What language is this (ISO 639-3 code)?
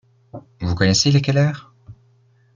fra